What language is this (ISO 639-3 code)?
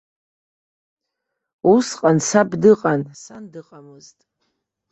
abk